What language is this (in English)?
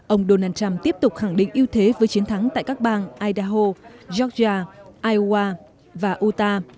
Vietnamese